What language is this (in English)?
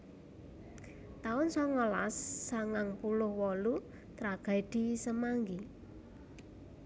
Javanese